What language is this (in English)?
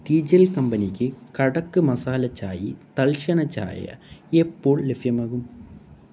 Malayalam